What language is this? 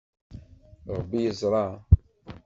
Kabyle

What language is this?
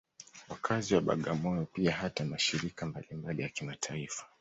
Swahili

